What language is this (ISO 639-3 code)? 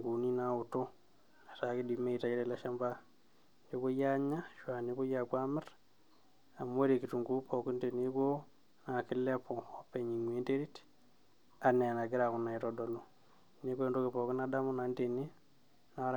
mas